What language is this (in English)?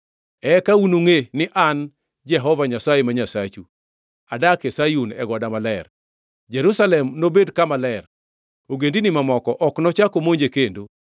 Luo (Kenya and Tanzania)